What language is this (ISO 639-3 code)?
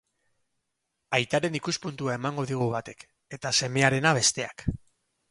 eus